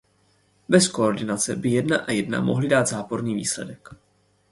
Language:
Czech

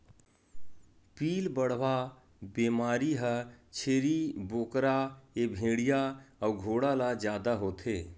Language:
Chhattisgarhi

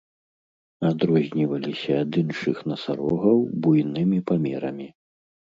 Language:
Belarusian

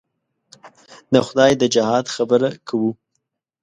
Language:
Pashto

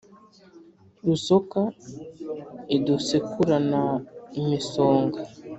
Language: Kinyarwanda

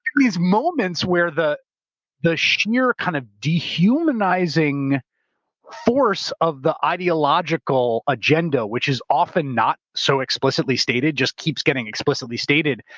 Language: English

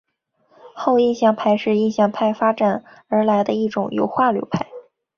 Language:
Chinese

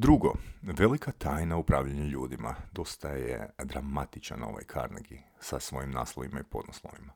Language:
Croatian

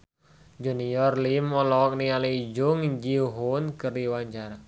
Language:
Sundanese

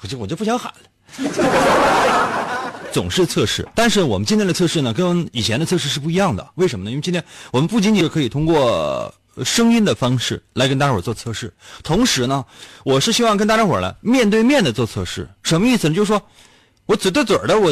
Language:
Chinese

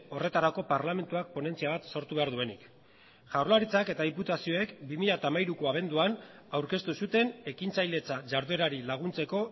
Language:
Basque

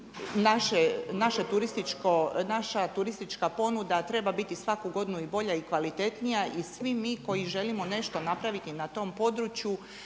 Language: Croatian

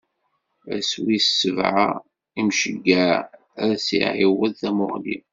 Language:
Kabyle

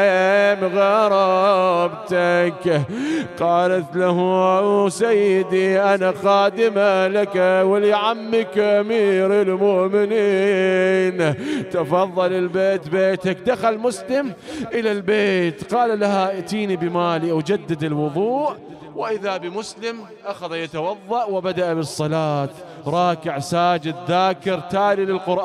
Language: Arabic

